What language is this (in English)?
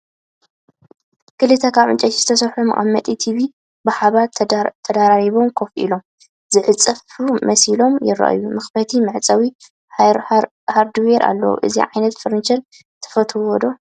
Tigrinya